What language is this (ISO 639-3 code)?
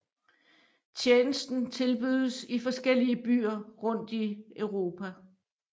dan